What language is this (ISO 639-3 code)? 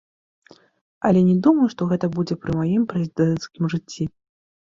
bel